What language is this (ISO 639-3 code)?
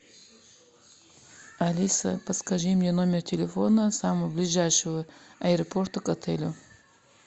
rus